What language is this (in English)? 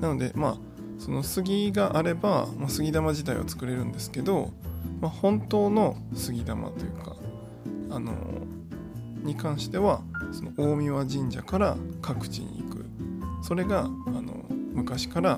Japanese